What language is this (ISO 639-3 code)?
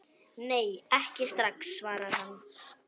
isl